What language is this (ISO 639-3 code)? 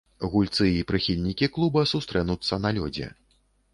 bel